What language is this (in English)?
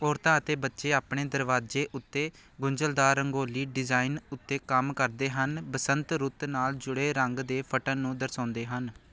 Punjabi